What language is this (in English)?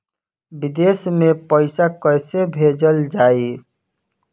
Bhojpuri